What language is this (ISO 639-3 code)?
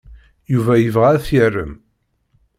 kab